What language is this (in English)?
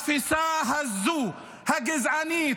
Hebrew